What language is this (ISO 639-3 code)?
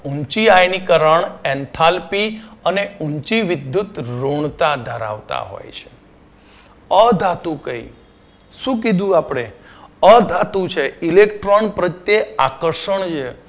guj